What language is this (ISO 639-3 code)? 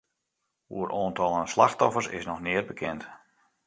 fry